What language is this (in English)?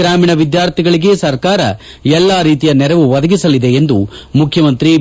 Kannada